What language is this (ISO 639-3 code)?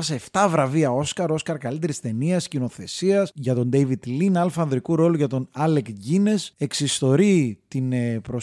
ell